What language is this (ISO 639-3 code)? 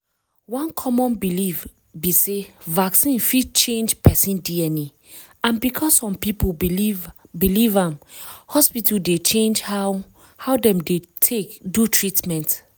pcm